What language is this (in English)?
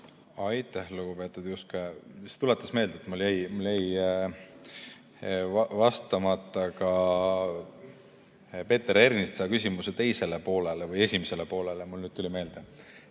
Estonian